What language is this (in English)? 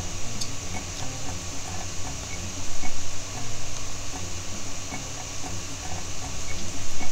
Polish